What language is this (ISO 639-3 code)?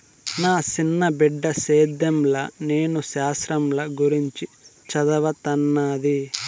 tel